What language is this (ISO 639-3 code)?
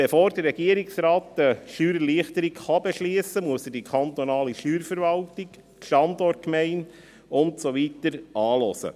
gsw